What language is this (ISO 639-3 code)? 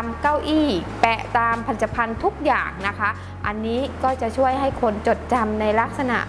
tha